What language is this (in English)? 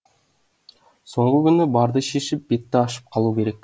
Kazakh